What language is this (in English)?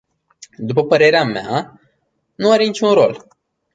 Romanian